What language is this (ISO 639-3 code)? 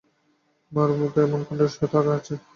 ben